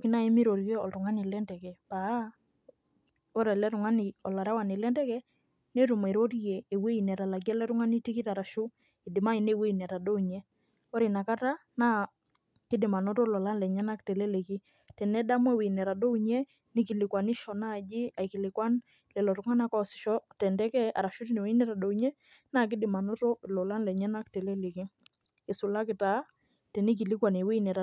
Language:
Masai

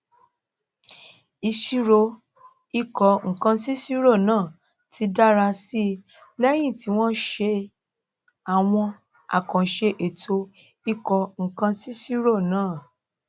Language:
Yoruba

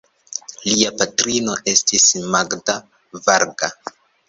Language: Esperanto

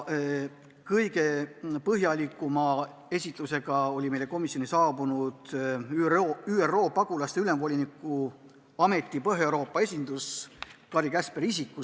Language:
Estonian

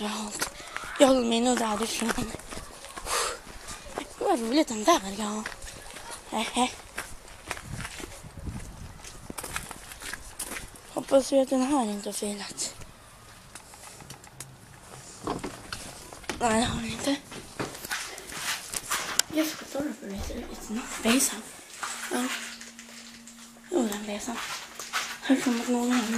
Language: Swedish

